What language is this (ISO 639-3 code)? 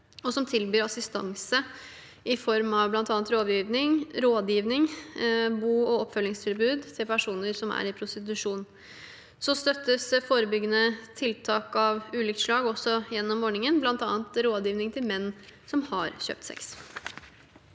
nor